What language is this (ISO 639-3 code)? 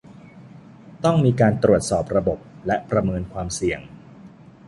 tha